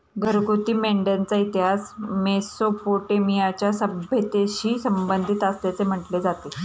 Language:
Marathi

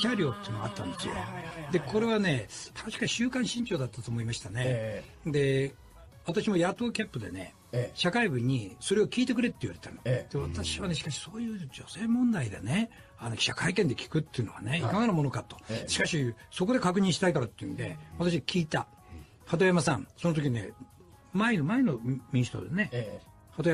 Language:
Japanese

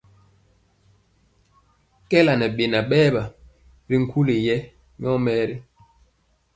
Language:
Mpiemo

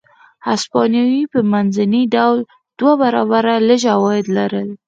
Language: Pashto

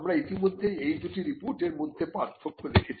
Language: Bangla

